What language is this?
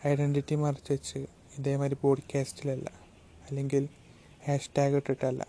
Malayalam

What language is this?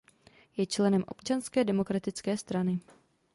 Czech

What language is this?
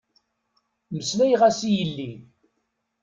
Kabyle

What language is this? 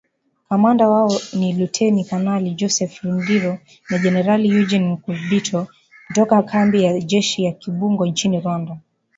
Swahili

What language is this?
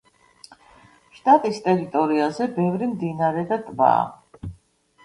Georgian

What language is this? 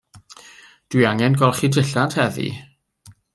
Welsh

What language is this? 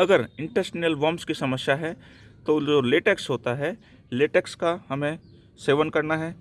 Hindi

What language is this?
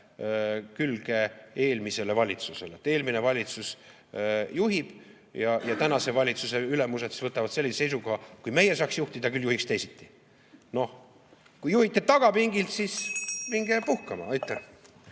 Estonian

